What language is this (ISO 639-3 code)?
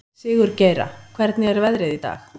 isl